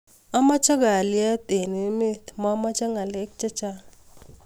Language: Kalenjin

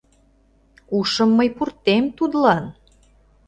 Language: Mari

